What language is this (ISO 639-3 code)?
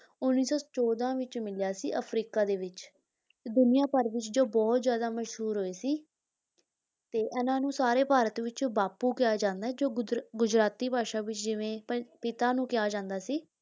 pan